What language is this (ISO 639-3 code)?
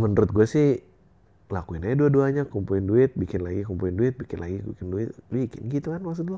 ind